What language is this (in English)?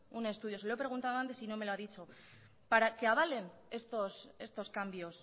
Spanish